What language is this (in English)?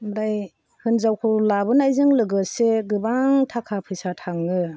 Bodo